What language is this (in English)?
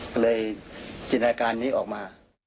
Thai